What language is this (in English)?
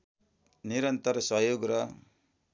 Nepali